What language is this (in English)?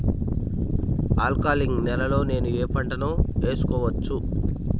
Telugu